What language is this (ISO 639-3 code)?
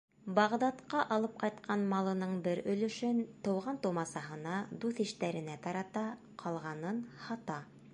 bak